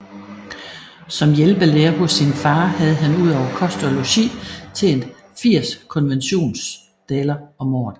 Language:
Danish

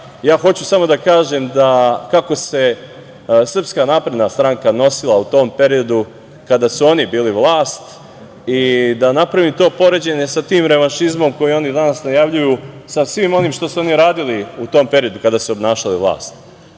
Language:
Serbian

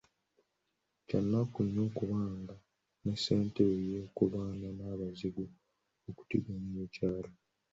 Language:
Ganda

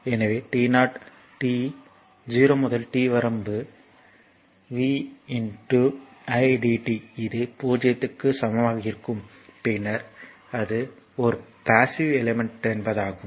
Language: Tamil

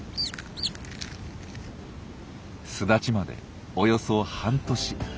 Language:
Japanese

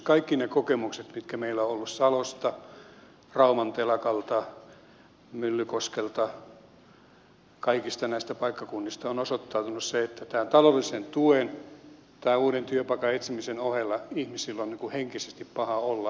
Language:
Finnish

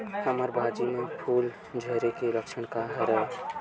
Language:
Chhattisgarhi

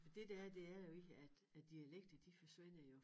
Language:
Danish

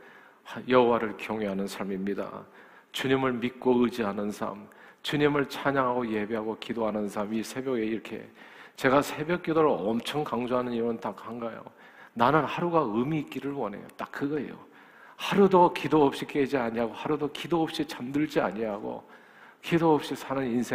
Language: Korean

